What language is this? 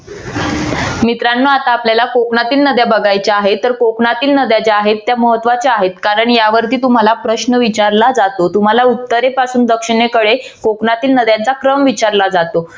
Marathi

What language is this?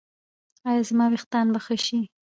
Pashto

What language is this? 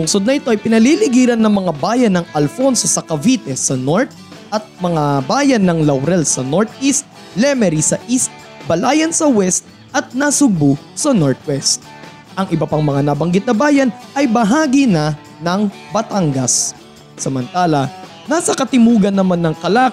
Filipino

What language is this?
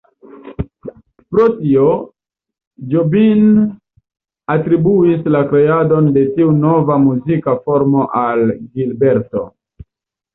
Esperanto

